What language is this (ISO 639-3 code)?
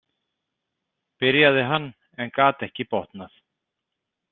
isl